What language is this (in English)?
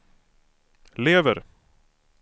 Swedish